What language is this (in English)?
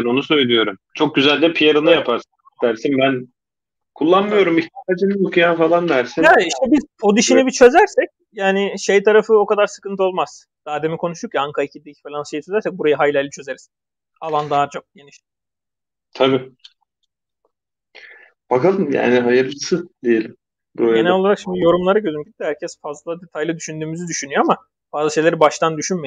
Turkish